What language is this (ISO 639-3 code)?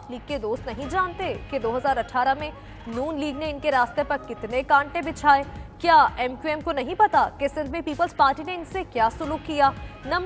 hin